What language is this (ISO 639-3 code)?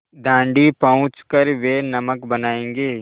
hin